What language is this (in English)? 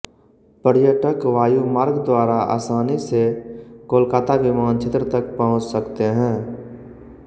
Hindi